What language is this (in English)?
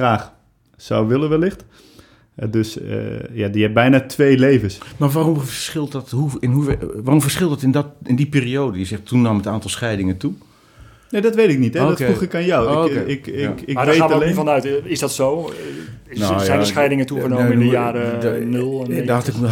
Dutch